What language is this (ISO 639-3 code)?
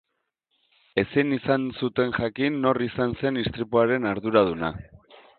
eus